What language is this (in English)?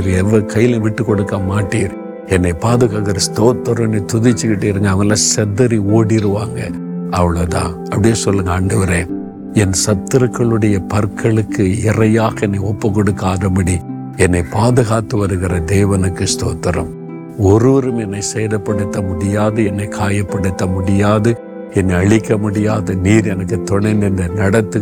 Tamil